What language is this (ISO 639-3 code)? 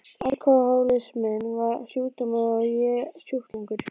isl